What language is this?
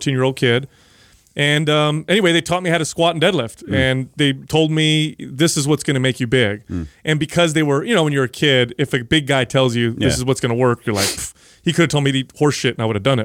English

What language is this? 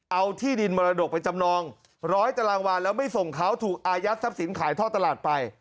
Thai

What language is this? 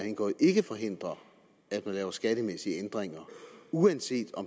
Danish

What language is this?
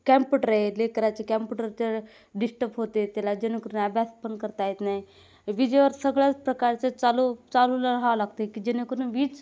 Marathi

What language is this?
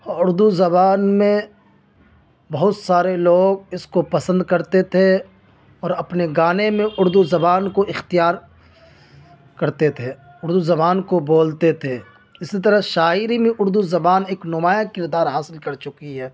Urdu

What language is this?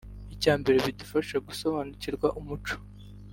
Kinyarwanda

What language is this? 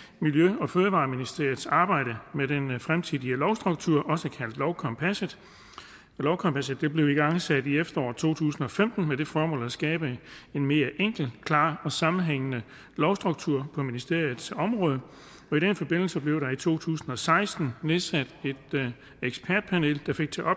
Danish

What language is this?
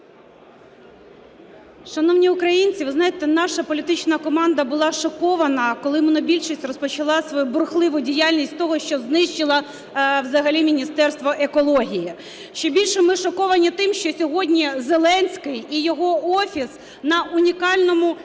Ukrainian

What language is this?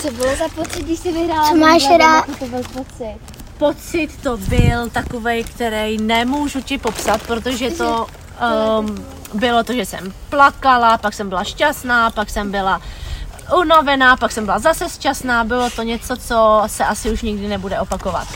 Czech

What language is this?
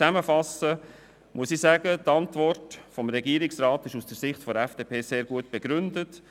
Swiss German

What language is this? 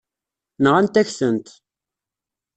Kabyle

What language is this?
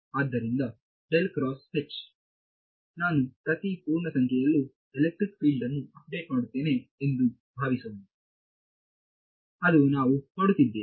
Kannada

